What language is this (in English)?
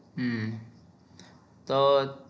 Gujarati